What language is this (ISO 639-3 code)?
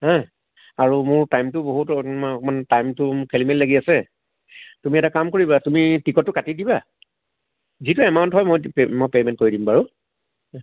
asm